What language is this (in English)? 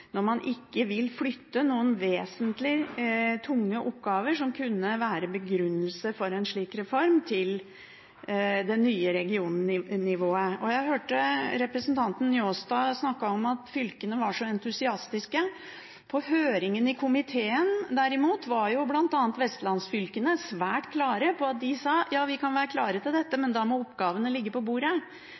Norwegian Bokmål